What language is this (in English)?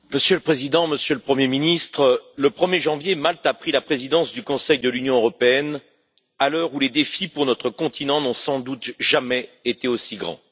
French